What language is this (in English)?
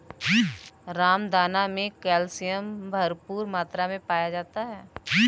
Hindi